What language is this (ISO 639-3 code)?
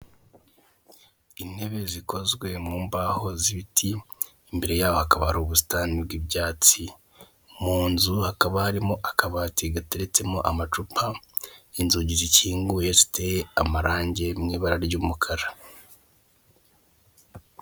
kin